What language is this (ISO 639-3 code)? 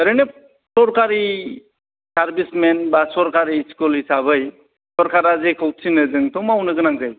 brx